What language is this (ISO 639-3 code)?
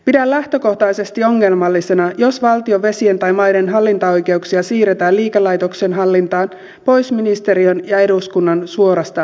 fin